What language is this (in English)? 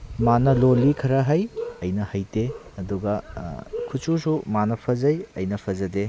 Manipuri